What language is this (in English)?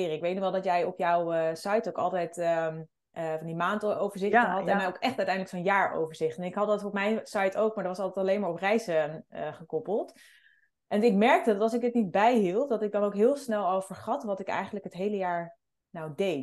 Dutch